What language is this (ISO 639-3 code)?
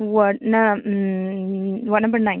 mni